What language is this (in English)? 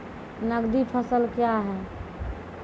Maithili